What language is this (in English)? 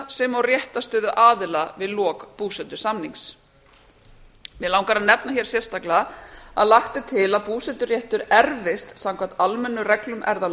Icelandic